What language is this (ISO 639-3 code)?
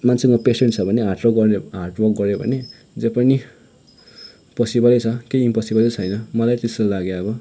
nep